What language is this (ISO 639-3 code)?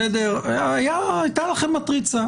heb